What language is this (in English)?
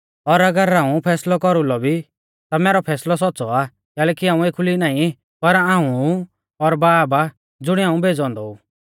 Mahasu Pahari